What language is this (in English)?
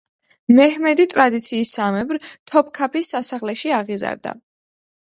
Georgian